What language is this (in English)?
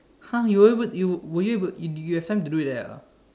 English